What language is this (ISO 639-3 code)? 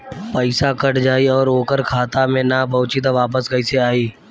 bho